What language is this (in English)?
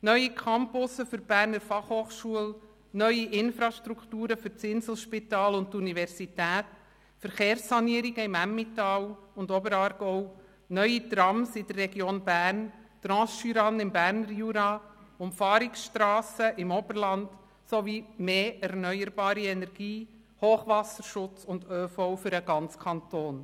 Swiss German